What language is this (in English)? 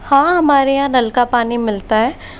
Hindi